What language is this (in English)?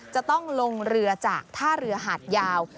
Thai